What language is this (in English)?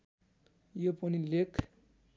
Nepali